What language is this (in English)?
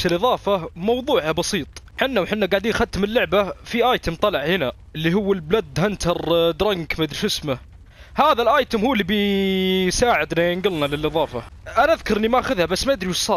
Arabic